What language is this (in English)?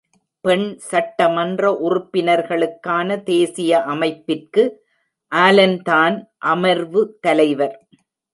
Tamil